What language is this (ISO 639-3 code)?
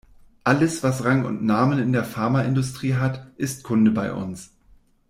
deu